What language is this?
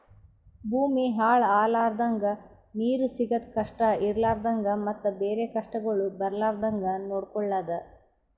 Kannada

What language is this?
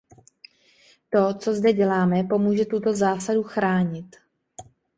Czech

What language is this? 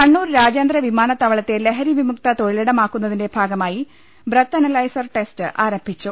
Malayalam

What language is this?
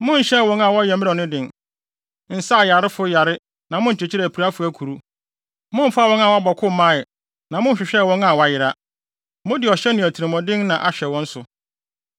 Akan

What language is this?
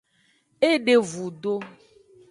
Aja (Benin)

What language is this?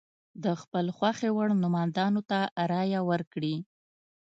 Pashto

